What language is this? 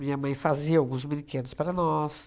Portuguese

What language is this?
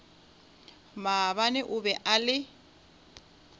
Northern Sotho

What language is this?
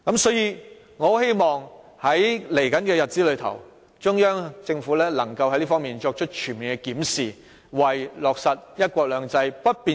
Cantonese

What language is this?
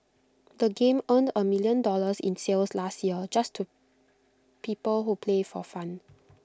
English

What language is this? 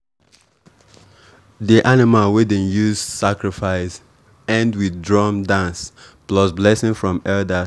Nigerian Pidgin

